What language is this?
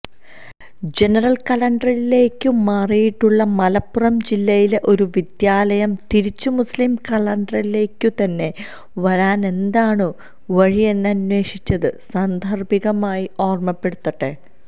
Malayalam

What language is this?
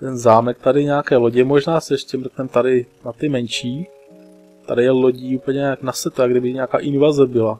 Czech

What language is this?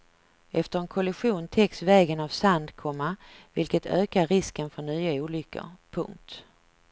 Swedish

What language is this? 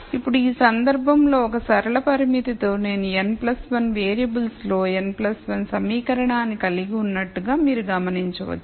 Telugu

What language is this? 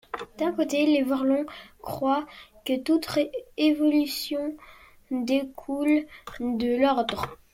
French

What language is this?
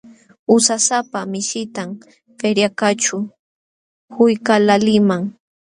Jauja Wanca Quechua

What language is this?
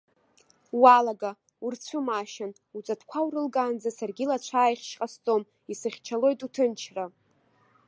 Abkhazian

